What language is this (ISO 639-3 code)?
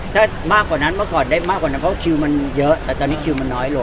tha